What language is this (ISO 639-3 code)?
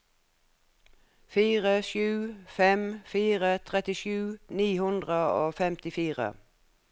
nor